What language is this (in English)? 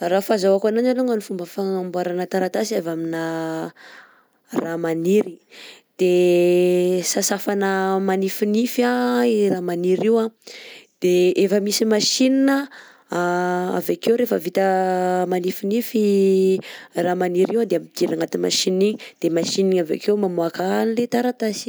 Southern Betsimisaraka Malagasy